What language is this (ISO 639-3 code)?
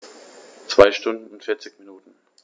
deu